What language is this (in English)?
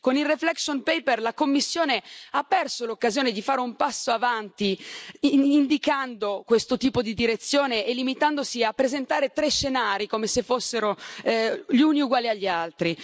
Italian